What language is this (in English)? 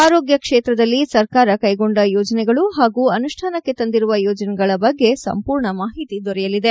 Kannada